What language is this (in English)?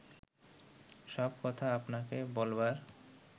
Bangla